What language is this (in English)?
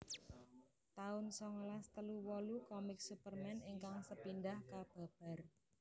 Javanese